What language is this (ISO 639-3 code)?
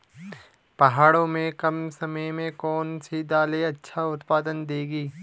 hin